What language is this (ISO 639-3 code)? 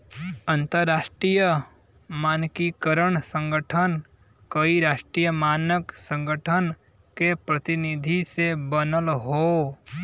bho